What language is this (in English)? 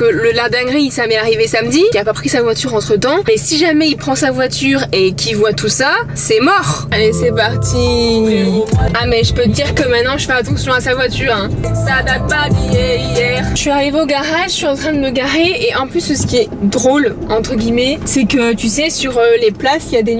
French